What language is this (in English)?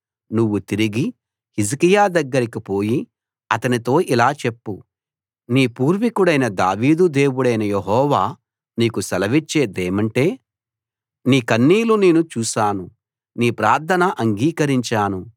Telugu